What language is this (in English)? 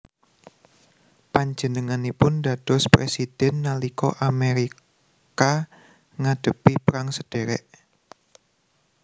Javanese